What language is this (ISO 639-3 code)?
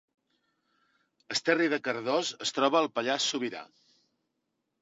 cat